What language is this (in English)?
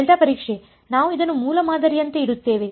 Kannada